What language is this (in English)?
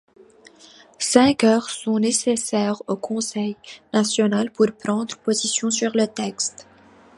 French